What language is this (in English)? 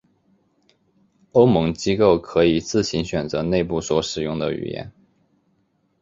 Chinese